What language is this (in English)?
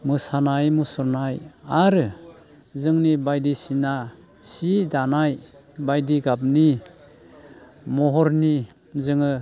Bodo